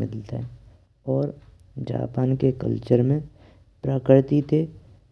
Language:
Braj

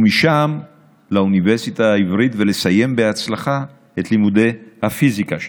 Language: Hebrew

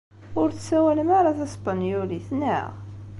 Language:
Kabyle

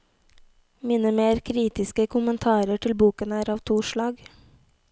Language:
Norwegian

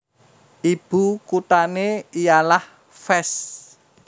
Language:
Javanese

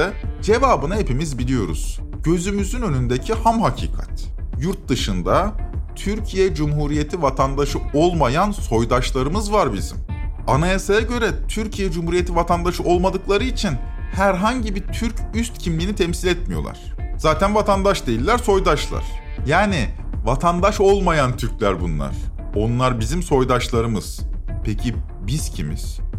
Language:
Turkish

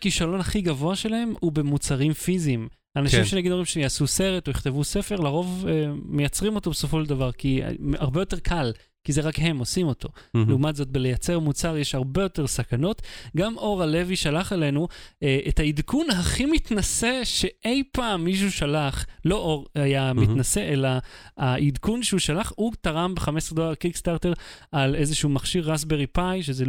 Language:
Hebrew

